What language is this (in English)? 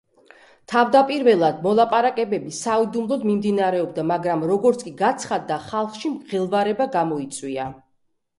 Georgian